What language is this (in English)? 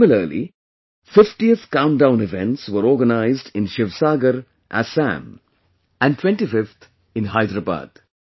English